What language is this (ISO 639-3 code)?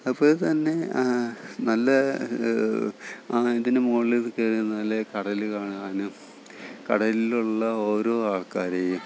mal